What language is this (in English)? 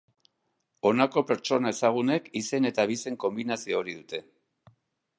Basque